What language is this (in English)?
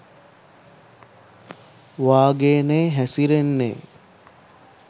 Sinhala